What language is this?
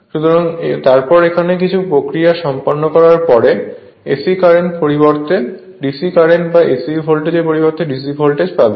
Bangla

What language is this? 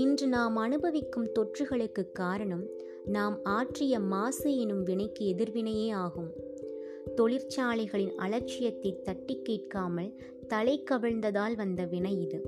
Tamil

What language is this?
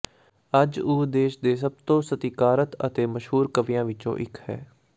Punjabi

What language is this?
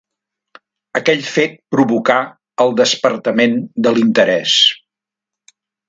Catalan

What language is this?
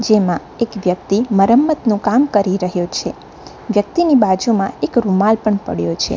Gujarati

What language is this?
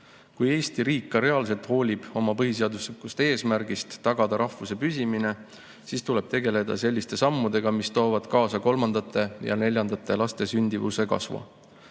Estonian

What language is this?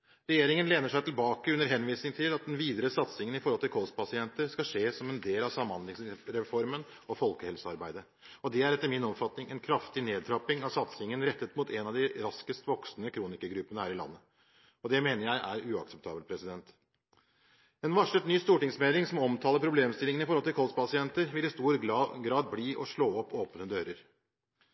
Norwegian Bokmål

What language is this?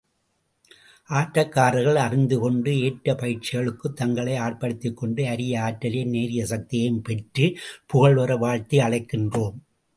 Tamil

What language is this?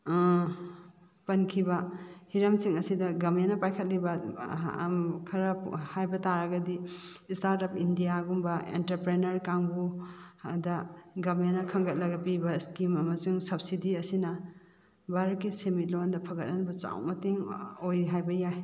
Manipuri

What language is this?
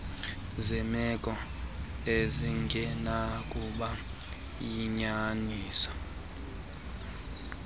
Xhosa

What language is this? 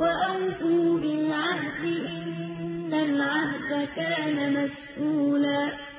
Arabic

